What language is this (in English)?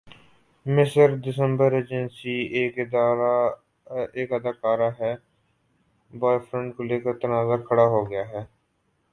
Urdu